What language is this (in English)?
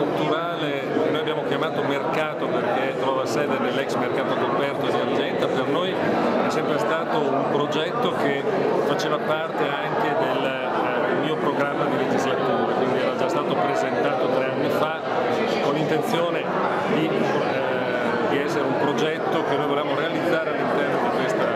Italian